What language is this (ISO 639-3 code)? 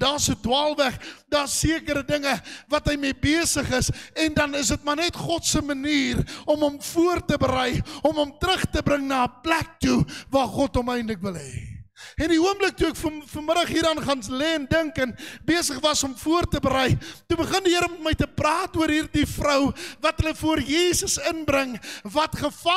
nld